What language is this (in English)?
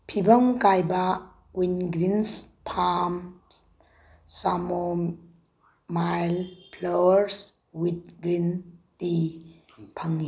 Manipuri